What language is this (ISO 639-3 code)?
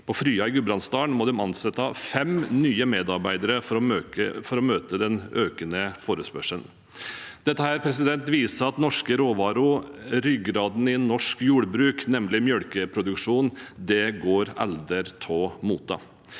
nor